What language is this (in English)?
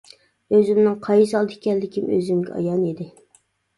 Uyghur